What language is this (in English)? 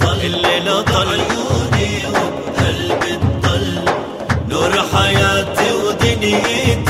Arabic